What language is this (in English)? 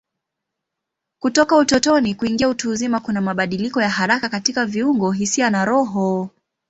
Swahili